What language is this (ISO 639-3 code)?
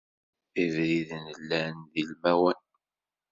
kab